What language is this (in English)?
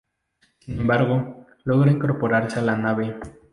Spanish